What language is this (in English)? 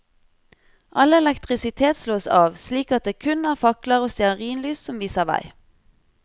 Norwegian